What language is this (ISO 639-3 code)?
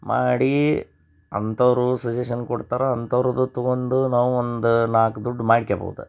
kan